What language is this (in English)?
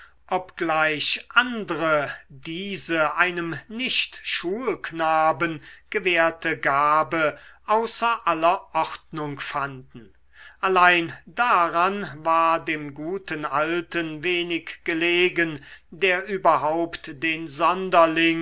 German